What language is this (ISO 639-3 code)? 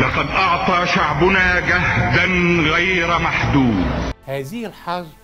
ara